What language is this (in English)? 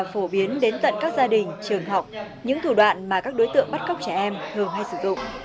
Vietnamese